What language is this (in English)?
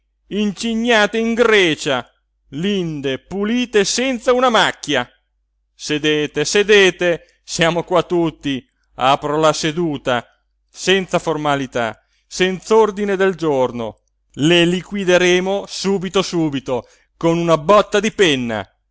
Italian